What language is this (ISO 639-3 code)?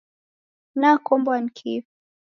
dav